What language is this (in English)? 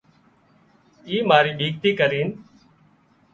Wadiyara Koli